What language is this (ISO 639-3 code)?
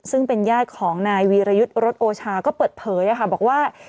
tha